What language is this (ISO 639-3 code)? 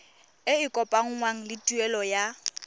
tsn